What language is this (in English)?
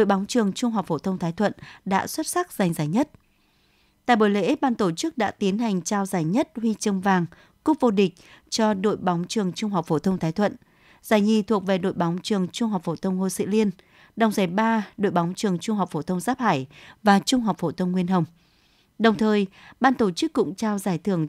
Vietnamese